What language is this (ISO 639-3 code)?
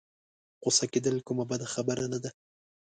pus